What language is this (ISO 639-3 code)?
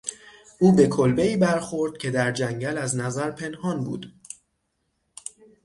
fas